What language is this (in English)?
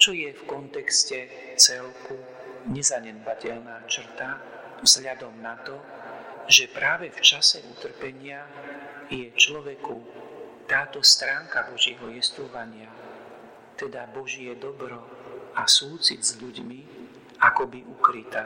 Slovak